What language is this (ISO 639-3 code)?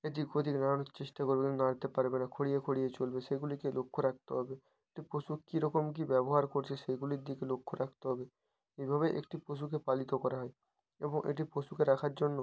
ben